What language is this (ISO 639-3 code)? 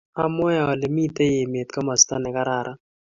kln